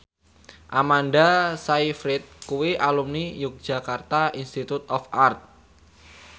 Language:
Javanese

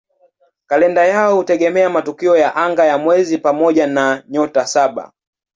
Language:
Swahili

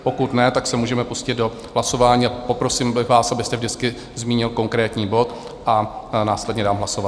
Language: Czech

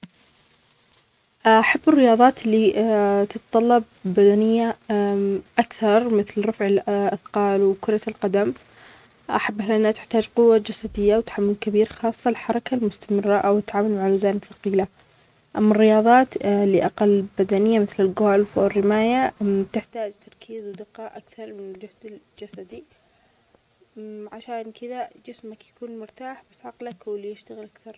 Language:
Omani Arabic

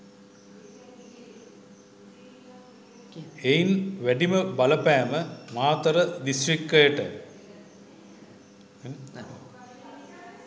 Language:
Sinhala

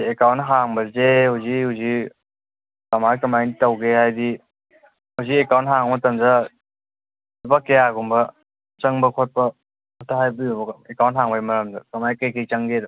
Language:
Manipuri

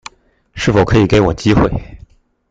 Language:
Chinese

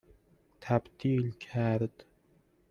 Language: Persian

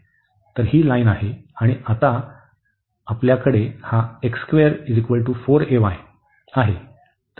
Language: Marathi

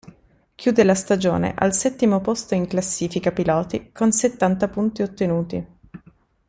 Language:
Italian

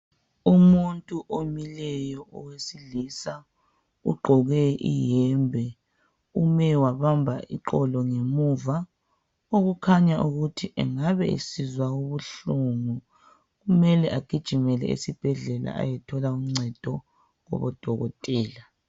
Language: North Ndebele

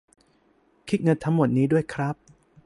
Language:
Thai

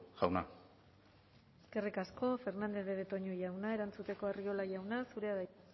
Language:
Basque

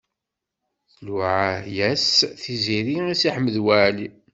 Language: Kabyle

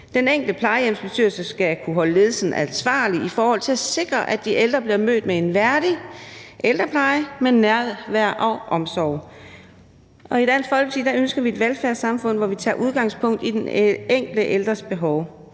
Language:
Danish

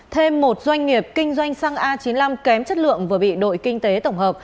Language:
Vietnamese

